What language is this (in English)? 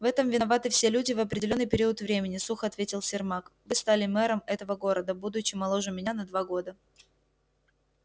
Russian